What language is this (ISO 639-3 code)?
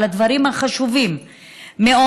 heb